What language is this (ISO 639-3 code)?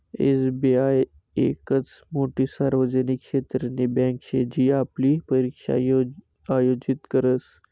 mar